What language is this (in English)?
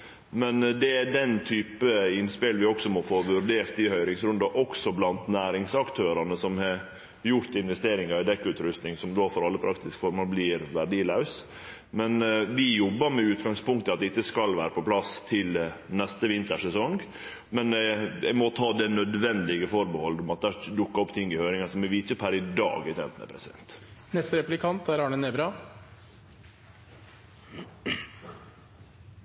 Norwegian Nynorsk